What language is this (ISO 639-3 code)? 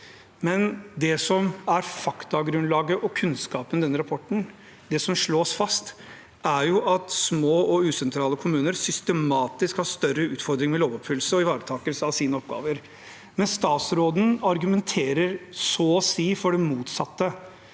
nor